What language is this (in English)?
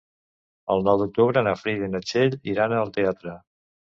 Catalan